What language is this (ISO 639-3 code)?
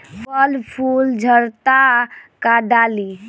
bho